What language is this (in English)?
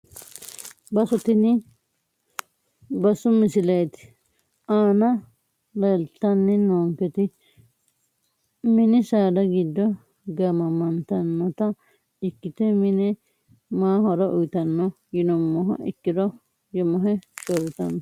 Sidamo